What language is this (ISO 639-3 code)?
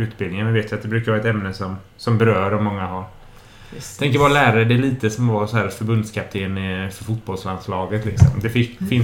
swe